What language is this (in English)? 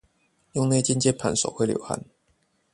Chinese